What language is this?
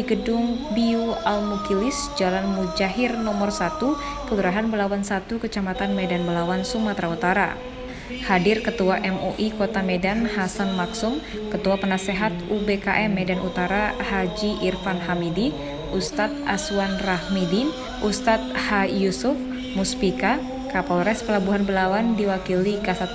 Indonesian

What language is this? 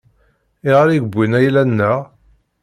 Kabyle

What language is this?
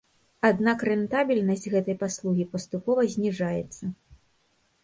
Belarusian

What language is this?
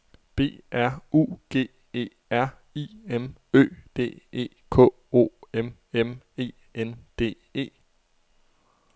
Danish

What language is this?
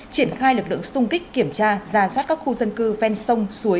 Vietnamese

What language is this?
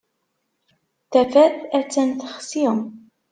Kabyle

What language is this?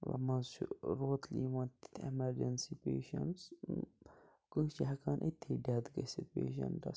Kashmiri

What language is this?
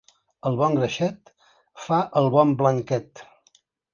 Catalan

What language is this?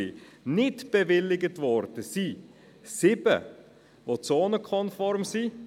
Swiss German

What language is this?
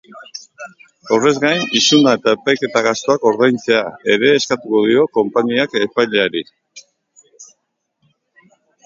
Basque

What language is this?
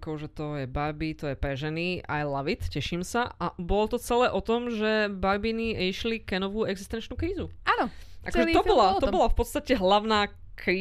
Slovak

